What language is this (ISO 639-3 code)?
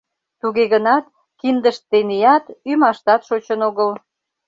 chm